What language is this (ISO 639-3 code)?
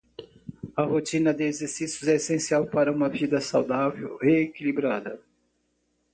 por